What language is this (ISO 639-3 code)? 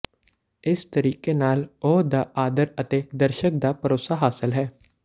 pan